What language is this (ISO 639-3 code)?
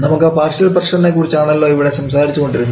mal